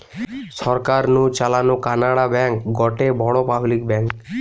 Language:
Bangla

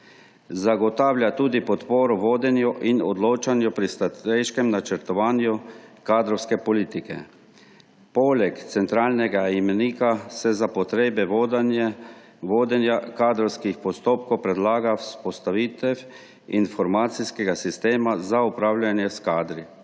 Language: Slovenian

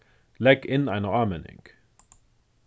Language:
Faroese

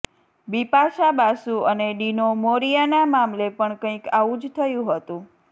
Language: Gujarati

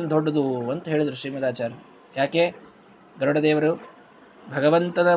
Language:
Kannada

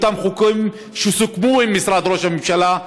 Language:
Hebrew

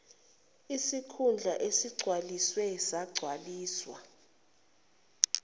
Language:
Zulu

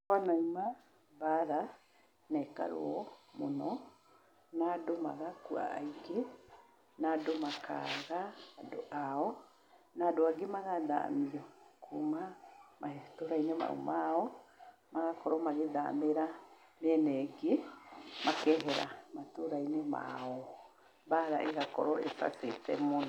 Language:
Kikuyu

